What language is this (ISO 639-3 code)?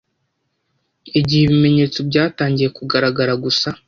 kin